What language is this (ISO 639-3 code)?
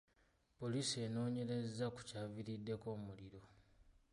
lug